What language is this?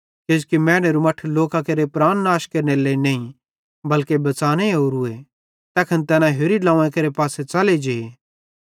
Bhadrawahi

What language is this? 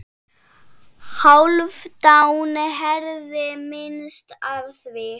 Icelandic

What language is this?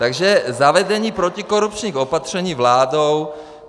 Czech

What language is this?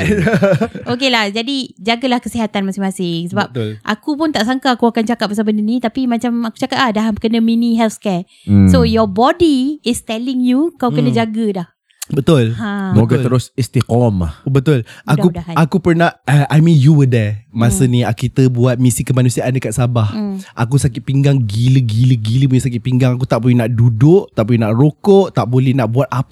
Malay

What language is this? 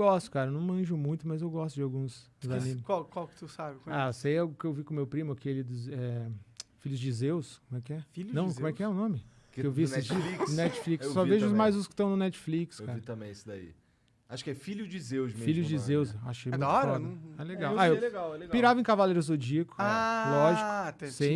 Portuguese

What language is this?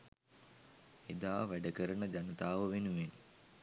Sinhala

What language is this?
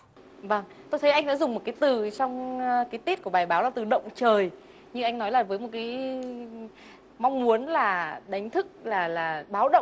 Vietnamese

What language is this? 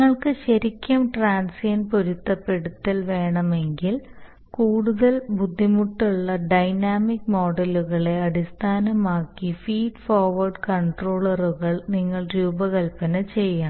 Malayalam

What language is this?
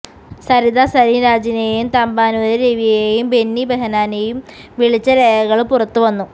Malayalam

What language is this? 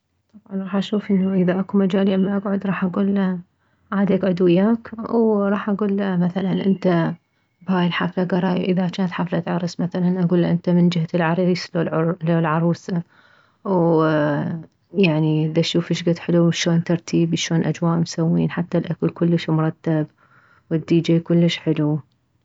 Mesopotamian Arabic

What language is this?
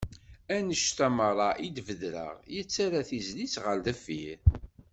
Kabyle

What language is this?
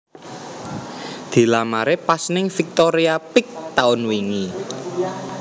Javanese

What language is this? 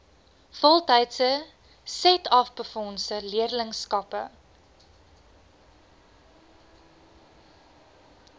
Afrikaans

